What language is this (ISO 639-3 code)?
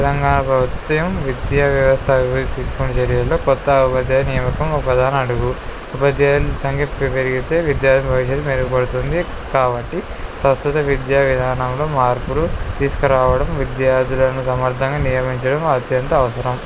tel